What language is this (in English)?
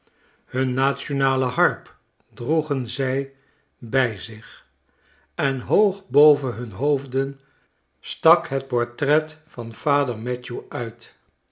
Dutch